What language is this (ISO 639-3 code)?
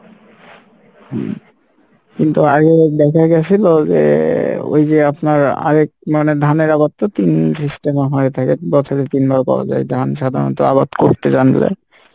ben